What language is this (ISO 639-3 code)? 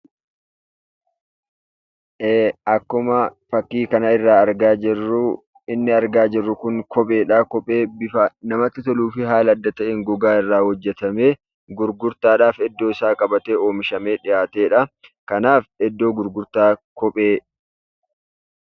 orm